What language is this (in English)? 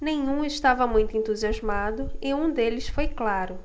Portuguese